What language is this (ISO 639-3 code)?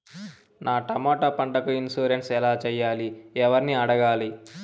tel